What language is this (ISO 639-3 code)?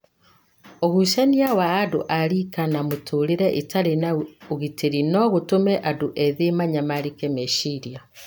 kik